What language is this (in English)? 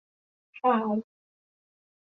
Thai